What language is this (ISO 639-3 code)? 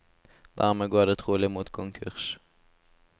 nor